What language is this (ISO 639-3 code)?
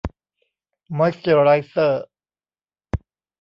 tha